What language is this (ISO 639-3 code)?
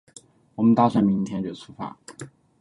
zho